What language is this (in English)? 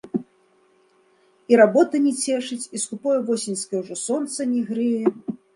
Belarusian